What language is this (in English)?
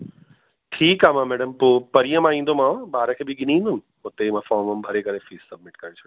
Sindhi